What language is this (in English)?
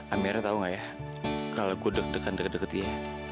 Indonesian